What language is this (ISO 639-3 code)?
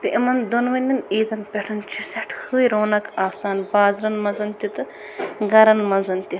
kas